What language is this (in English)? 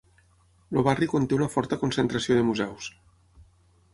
Catalan